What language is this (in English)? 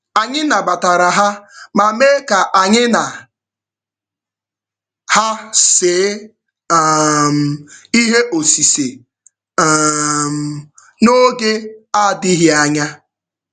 Igbo